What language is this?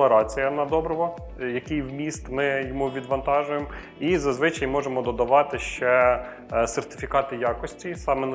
Ukrainian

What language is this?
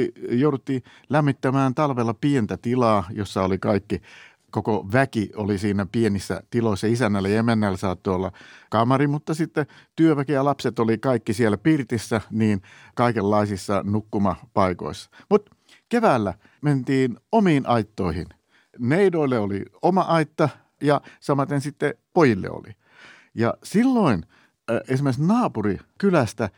Finnish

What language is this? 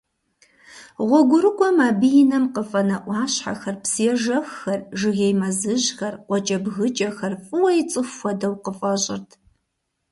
Kabardian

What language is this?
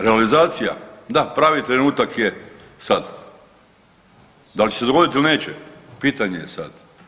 Croatian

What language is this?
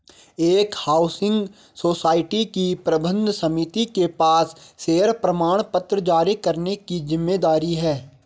Hindi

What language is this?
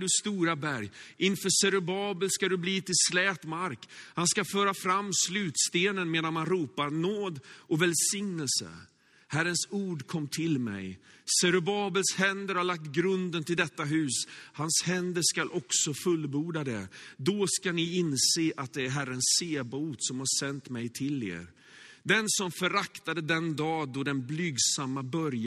Swedish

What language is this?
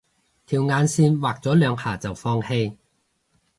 Cantonese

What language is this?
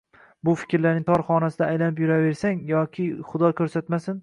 Uzbek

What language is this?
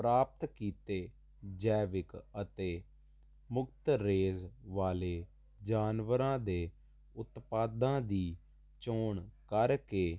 Punjabi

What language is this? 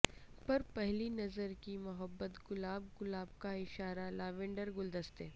Urdu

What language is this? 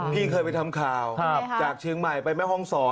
Thai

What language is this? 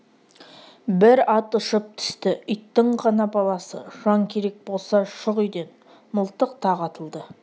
Kazakh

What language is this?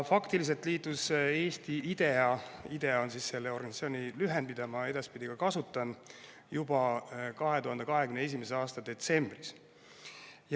Estonian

